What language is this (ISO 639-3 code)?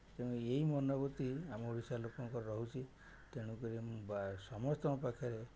ori